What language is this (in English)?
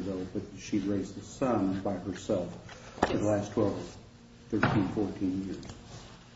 English